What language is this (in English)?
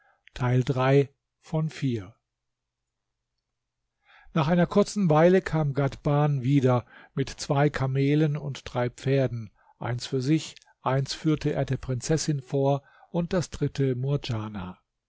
German